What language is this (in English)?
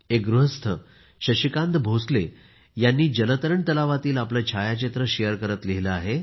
Marathi